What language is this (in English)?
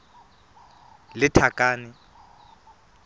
Tswana